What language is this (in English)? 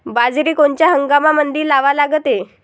Marathi